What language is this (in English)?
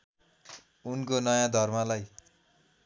Nepali